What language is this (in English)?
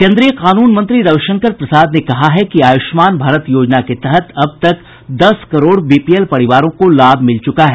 Hindi